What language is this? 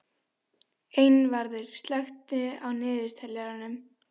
Icelandic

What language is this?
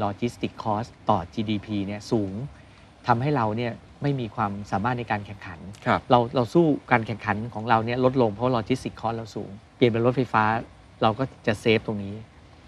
Thai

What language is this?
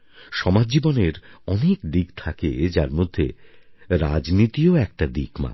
Bangla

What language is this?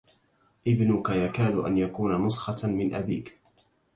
Arabic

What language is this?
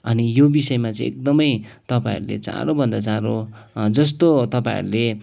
Nepali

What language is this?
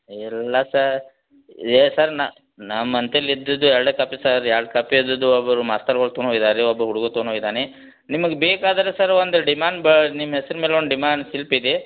Kannada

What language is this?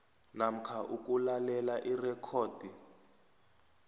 South Ndebele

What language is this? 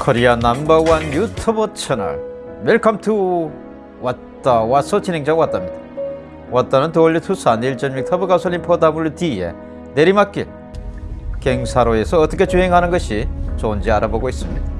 Korean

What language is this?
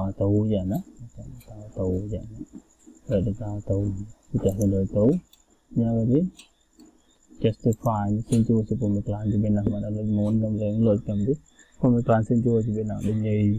Vietnamese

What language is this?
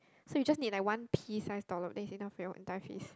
English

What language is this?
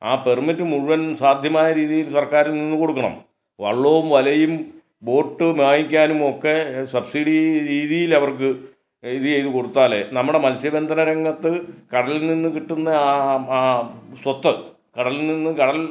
Malayalam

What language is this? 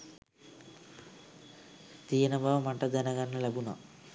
Sinhala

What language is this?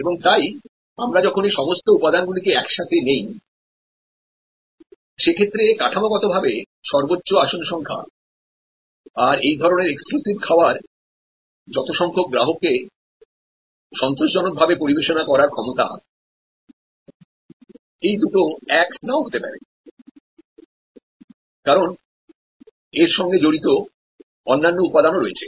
Bangla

